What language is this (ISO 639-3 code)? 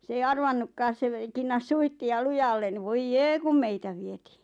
fin